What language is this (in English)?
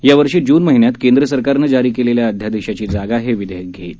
Marathi